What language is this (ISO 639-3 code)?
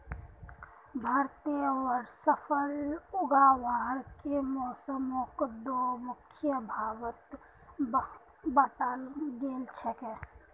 mag